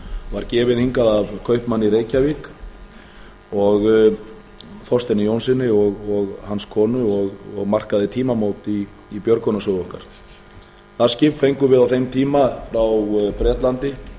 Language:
Icelandic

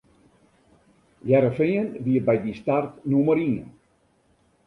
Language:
Western Frisian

